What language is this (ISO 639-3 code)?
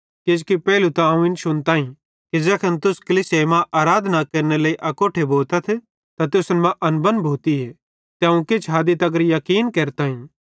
bhd